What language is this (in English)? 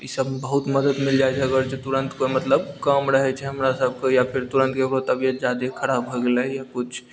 Maithili